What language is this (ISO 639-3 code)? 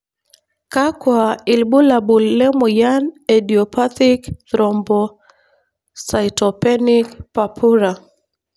mas